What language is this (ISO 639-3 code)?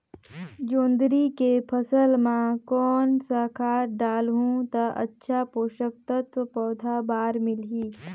hne